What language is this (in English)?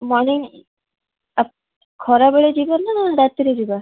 Odia